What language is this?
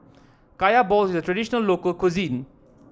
English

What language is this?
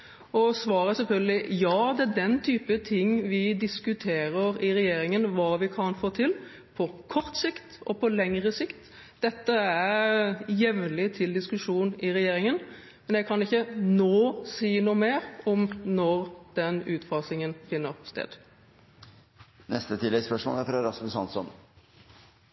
Norwegian Bokmål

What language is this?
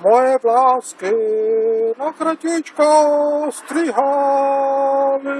Czech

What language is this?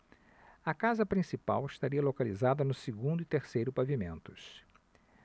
Portuguese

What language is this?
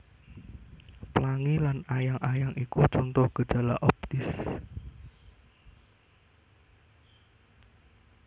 Javanese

